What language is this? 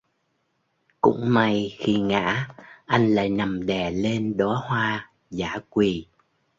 Vietnamese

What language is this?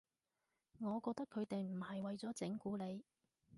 Cantonese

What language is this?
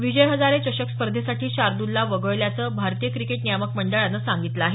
Marathi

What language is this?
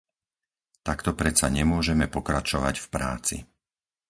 Slovak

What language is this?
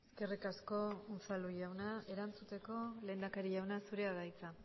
Basque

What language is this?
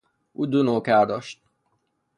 Persian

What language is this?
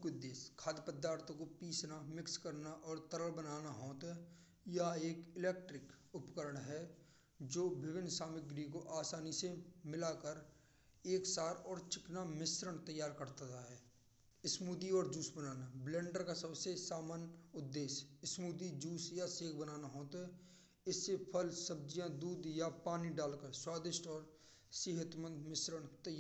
Braj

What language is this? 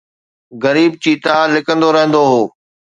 Sindhi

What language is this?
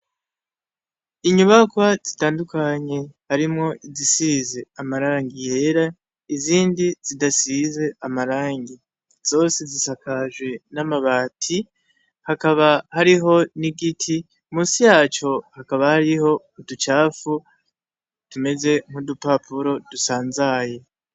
Rundi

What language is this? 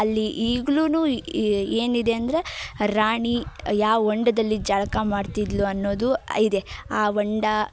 Kannada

